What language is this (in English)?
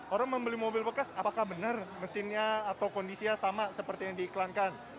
Indonesian